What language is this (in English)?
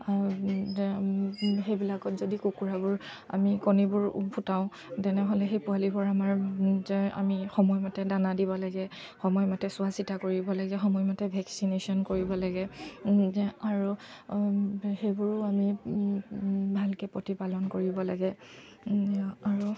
Assamese